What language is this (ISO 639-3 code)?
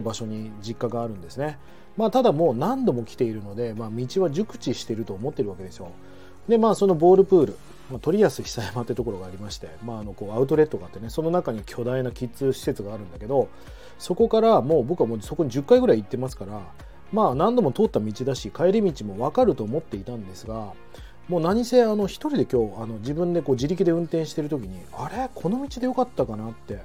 jpn